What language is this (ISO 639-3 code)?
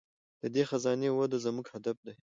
pus